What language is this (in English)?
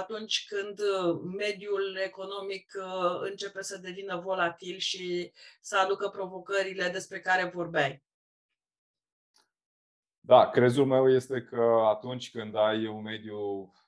Romanian